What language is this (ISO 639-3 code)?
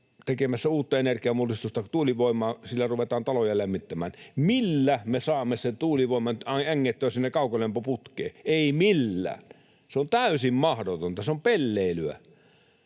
fin